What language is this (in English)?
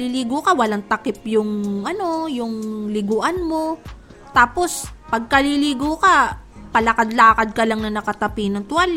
Filipino